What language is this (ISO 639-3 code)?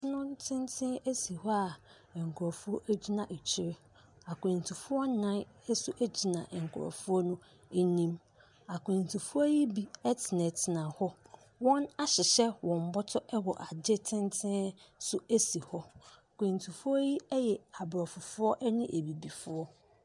aka